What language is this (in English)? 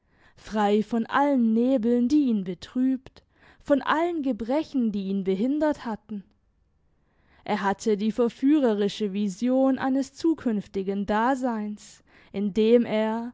German